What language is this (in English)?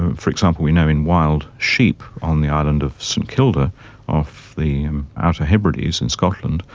English